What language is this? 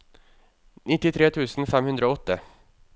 Norwegian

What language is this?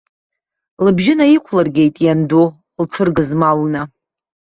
Abkhazian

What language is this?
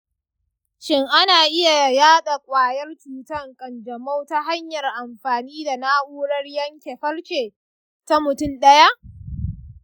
Hausa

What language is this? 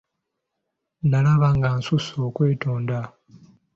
Ganda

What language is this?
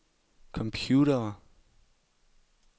Danish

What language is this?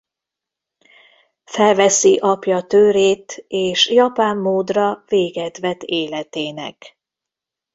Hungarian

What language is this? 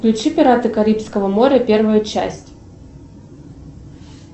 Russian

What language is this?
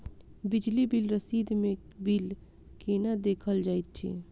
Maithili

